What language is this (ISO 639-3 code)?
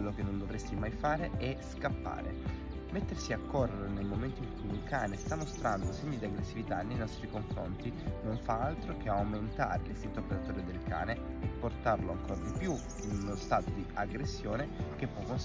ita